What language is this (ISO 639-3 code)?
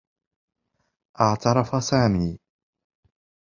ara